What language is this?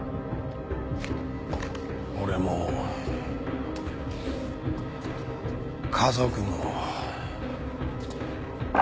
Japanese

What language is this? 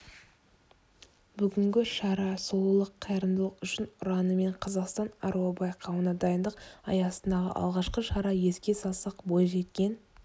Kazakh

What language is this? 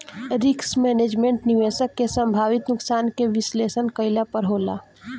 Bhojpuri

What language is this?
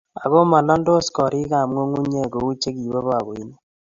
Kalenjin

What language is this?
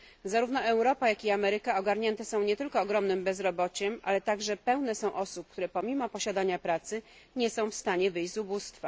Polish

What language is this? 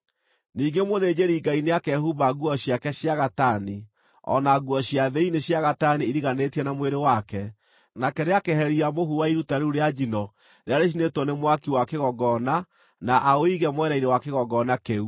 Kikuyu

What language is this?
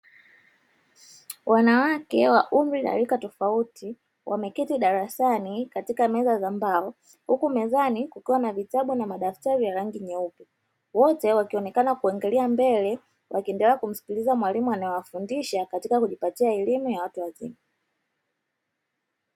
Swahili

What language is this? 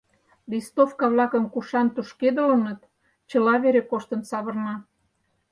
Mari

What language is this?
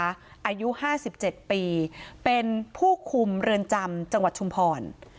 Thai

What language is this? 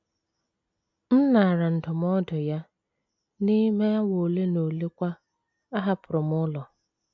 Igbo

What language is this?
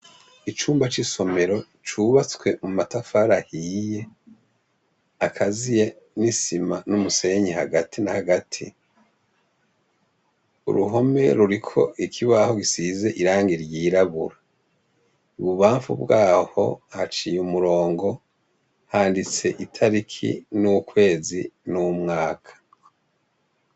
Rundi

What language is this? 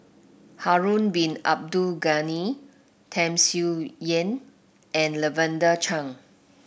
English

